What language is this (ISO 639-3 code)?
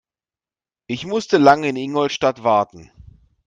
deu